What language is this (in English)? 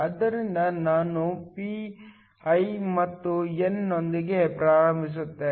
Kannada